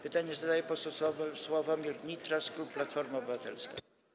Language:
Polish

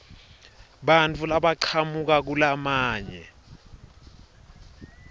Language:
Swati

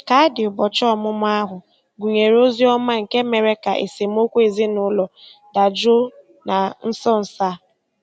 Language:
Igbo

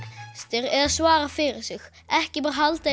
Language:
Icelandic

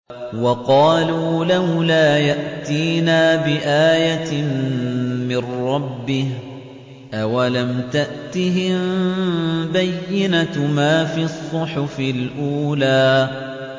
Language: Arabic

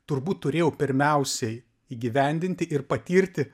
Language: Lithuanian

